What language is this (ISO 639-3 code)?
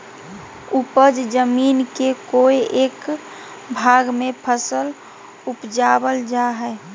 mag